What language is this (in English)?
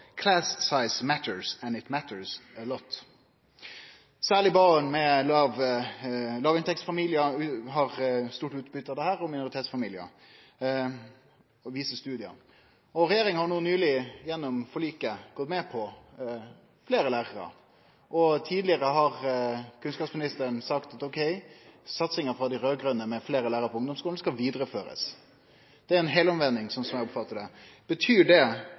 Norwegian Nynorsk